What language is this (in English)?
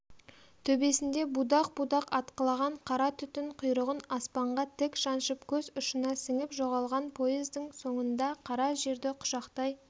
Kazakh